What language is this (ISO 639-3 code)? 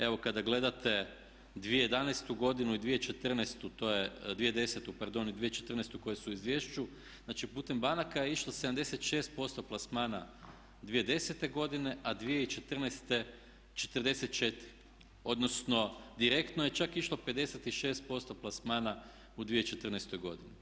hrv